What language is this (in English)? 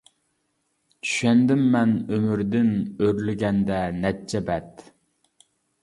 Uyghur